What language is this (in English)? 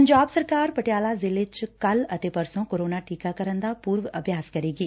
Punjabi